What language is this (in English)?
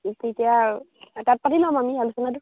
Assamese